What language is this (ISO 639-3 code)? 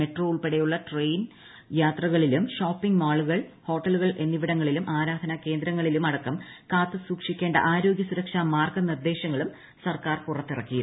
mal